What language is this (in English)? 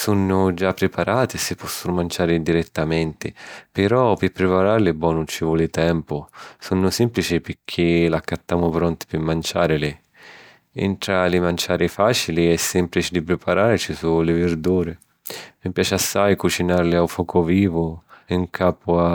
Sicilian